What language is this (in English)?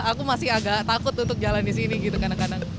Indonesian